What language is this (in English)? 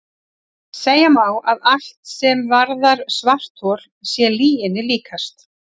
Icelandic